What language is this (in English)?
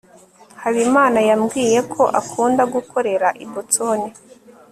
Kinyarwanda